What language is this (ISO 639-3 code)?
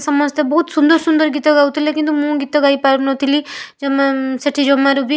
ori